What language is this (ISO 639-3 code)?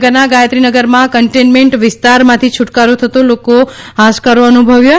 guj